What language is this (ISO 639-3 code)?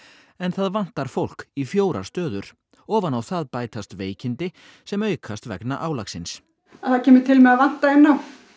isl